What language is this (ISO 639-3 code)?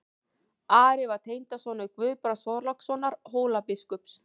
isl